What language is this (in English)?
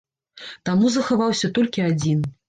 Belarusian